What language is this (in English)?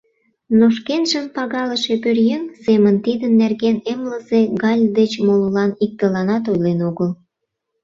Mari